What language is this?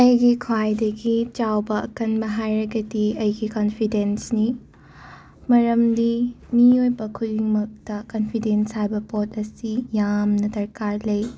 Manipuri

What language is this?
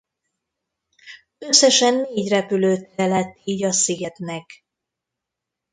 Hungarian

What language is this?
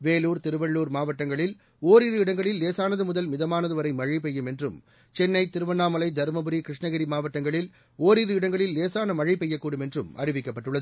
Tamil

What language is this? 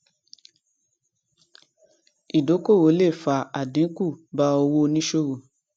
Yoruba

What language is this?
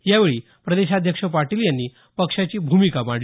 Marathi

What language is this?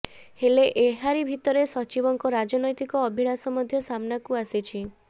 Odia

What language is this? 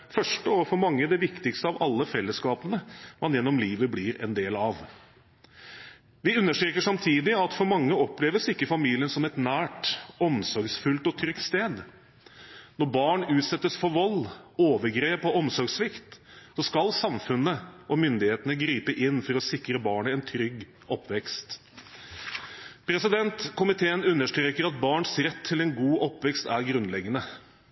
Norwegian Bokmål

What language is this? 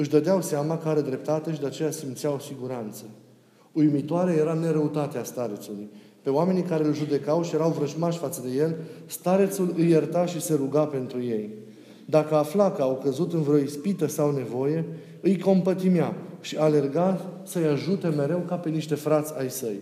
Romanian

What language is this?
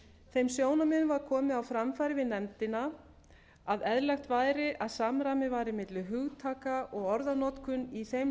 Icelandic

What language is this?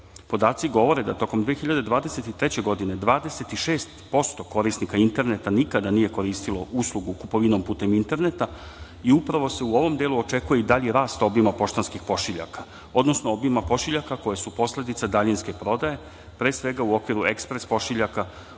Serbian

